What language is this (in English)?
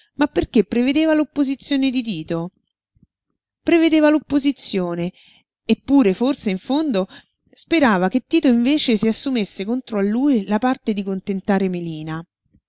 Italian